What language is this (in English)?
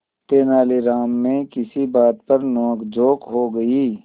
Hindi